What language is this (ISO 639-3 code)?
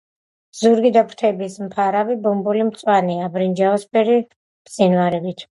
kat